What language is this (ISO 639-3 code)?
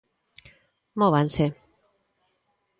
glg